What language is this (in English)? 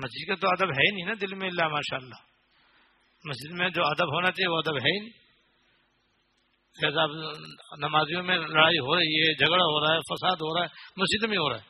Urdu